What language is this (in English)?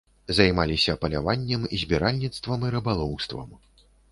Belarusian